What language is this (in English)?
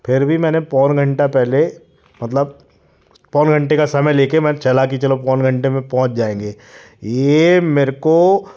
Hindi